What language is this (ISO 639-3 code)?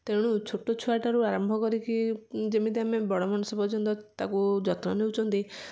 ori